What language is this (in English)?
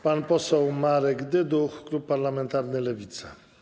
Polish